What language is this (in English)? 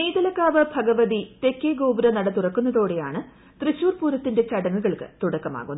Malayalam